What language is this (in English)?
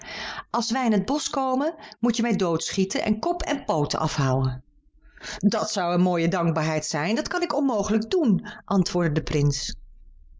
Dutch